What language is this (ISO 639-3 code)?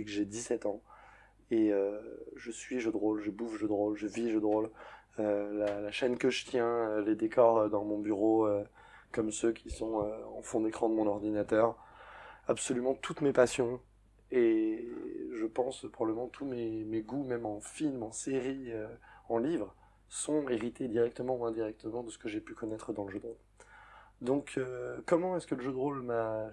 fra